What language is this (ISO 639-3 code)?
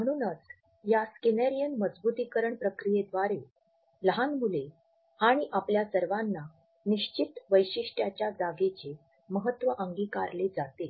mar